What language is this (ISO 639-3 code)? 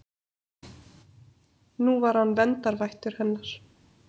isl